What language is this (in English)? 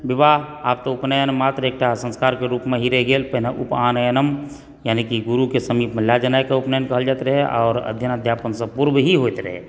Maithili